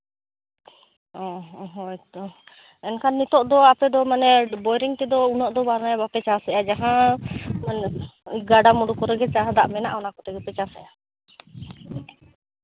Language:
Santali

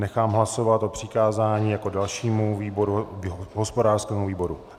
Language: Czech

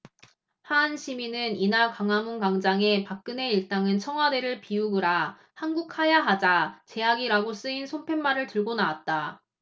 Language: Korean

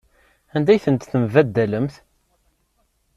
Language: Kabyle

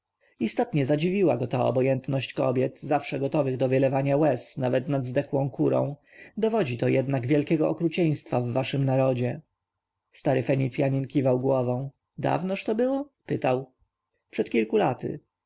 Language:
Polish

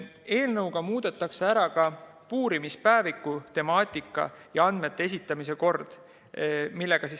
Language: Estonian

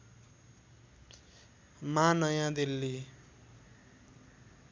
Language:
Nepali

